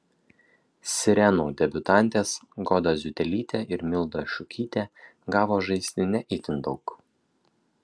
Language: Lithuanian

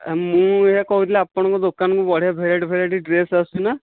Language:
Odia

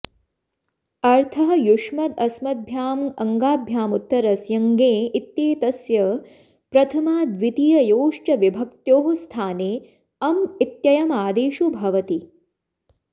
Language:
Sanskrit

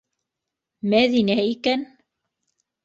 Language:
Bashkir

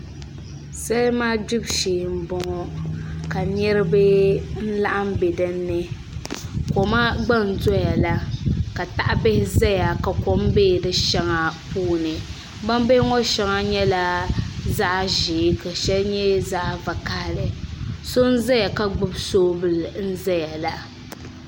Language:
Dagbani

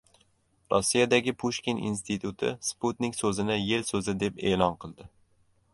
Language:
Uzbek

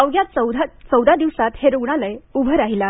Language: Marathi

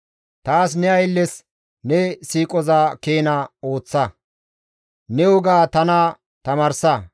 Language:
Gamo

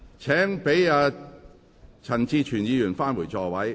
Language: Cantonese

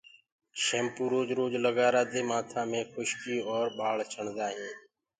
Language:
Gurgula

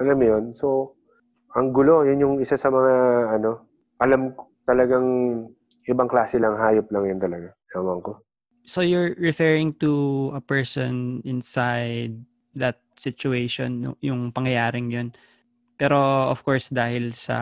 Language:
Filipino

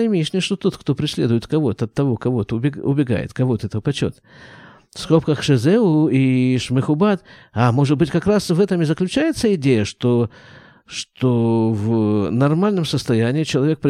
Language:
Russian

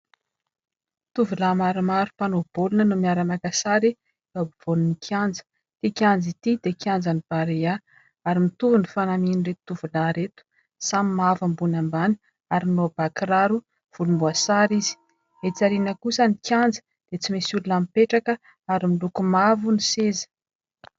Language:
Malagasy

